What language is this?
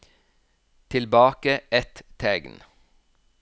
Norwegian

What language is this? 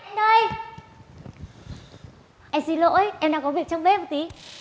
Vietnamese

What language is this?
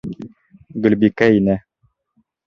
Bashkir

